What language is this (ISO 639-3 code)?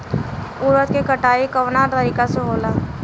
bho